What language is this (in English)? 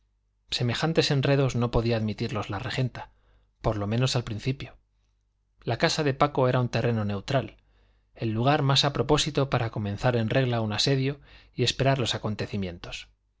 Spanish